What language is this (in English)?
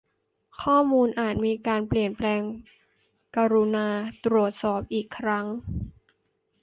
Thai